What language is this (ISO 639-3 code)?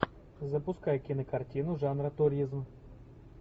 rus